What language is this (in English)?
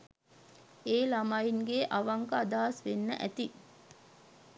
Sinhala